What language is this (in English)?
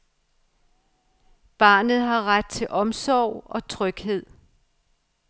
Danish